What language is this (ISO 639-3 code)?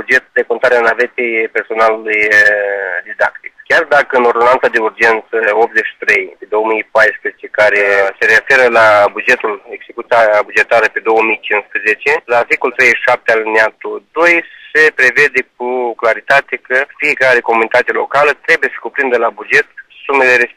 ron